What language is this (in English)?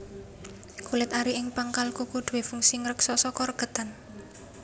Javanese